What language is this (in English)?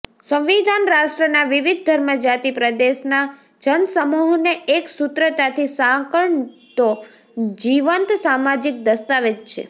Gujarati